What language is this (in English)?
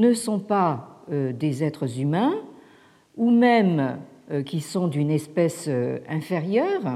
French